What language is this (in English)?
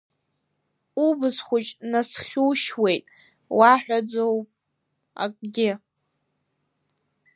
Abkhazian